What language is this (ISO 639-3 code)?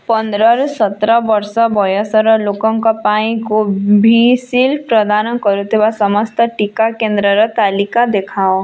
ori